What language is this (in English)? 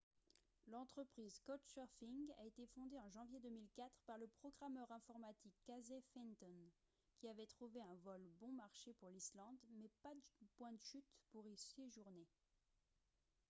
French